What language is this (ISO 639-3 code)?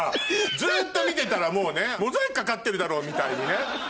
jpn